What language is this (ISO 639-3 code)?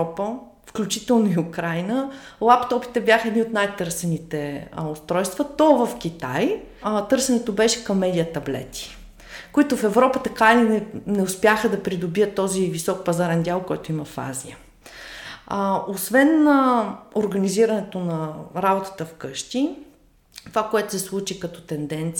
bul